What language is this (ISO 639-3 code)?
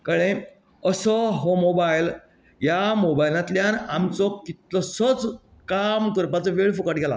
kok